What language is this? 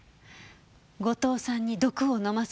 Japanese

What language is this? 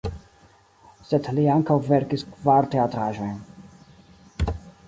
Esperanto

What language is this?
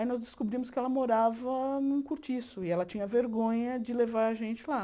Portuguese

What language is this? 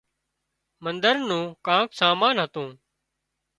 Wadiyara Koli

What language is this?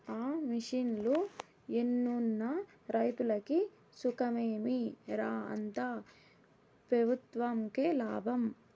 Telugu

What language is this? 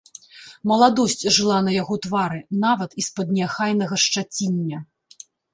Belarusian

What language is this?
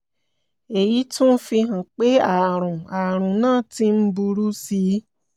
Yoruba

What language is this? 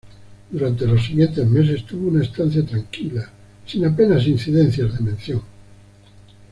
Spanish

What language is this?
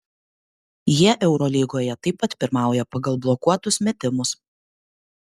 Lithuanian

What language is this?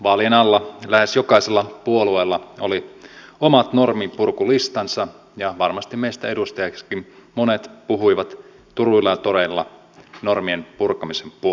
Finnish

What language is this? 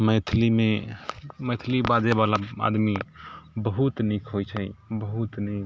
Maithili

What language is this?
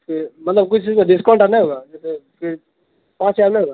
Urdu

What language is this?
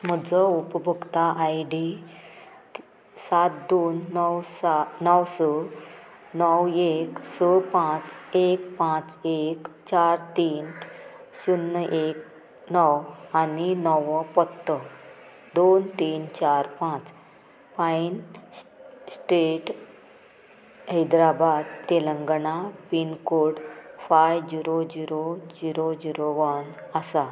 Konkani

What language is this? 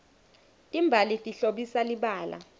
Swati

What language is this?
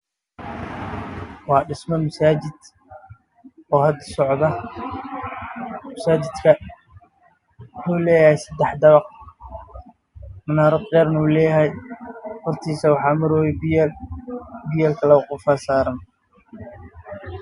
Somali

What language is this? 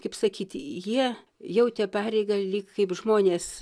Lithuanian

